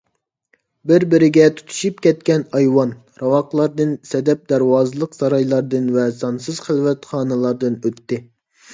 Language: Uyghur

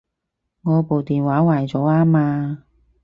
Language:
Cantonese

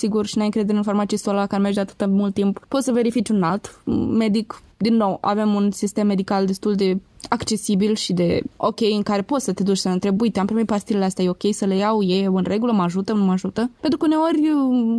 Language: Romanian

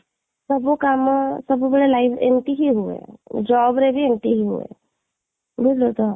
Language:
Odia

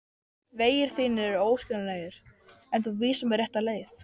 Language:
Icelandic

